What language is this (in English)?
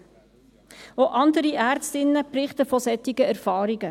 Swiss German